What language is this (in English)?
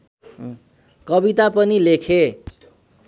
Nepali